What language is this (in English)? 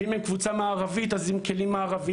Hebrew